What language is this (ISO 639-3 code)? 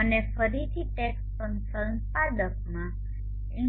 guj